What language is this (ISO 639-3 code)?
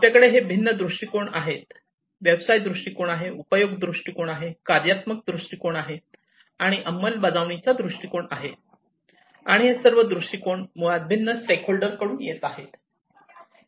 mar